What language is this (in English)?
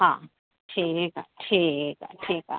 Sindhi